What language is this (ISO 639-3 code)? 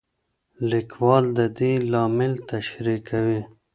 pus